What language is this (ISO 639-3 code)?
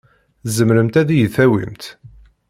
kab